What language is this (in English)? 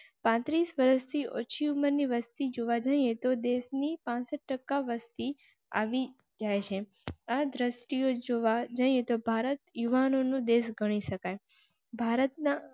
Gujarati